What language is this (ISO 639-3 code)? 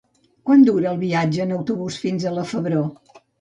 cat